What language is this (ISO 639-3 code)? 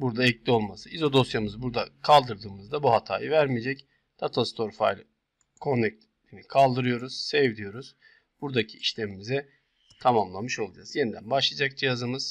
tur